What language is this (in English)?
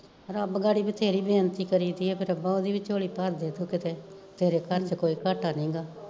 Punjabi